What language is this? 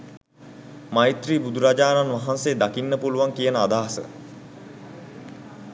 Sinhala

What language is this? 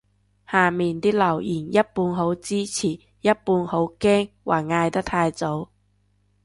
Cantonese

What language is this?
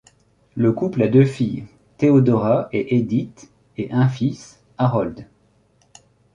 French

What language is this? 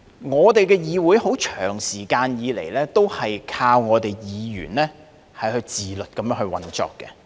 Cantonese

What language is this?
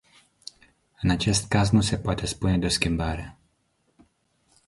Romanian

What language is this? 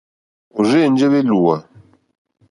Mokpwe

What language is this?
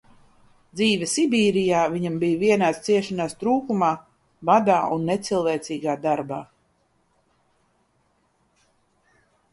Latvian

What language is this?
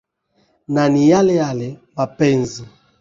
Swahili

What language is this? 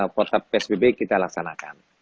Indonesian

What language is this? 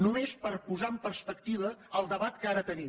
Catalan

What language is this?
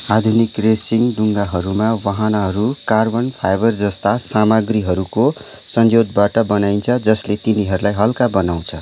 Nepali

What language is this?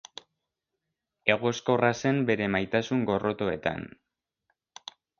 Basque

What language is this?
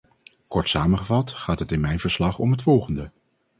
Dutch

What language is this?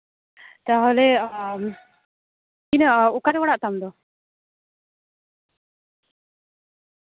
Santali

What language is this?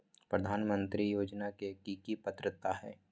Magahi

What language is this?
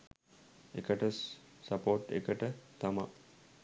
Sinhala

